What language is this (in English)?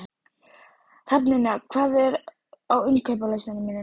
Icelandic